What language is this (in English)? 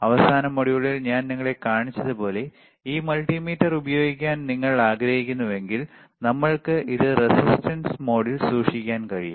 Malayalam